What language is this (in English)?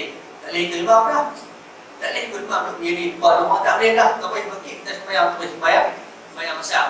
Malay